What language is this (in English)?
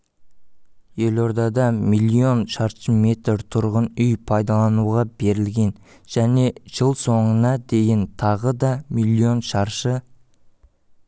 Kazakh